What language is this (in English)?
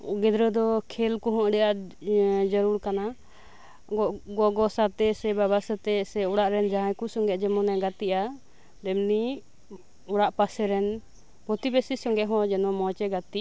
Santali